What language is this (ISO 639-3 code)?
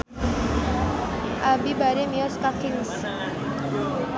sun